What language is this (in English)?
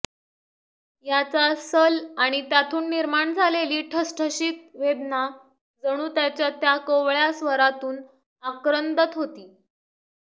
Marathi